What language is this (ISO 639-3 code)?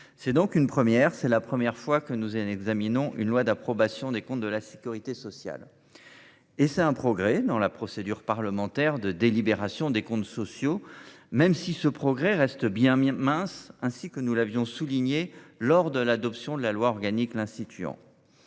fra